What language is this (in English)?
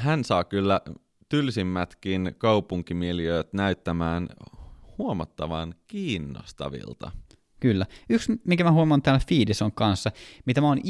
Finnish